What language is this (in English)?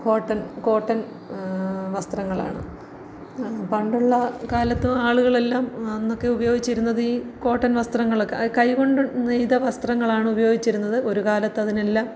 Malayalam